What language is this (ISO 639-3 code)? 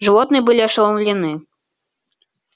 rus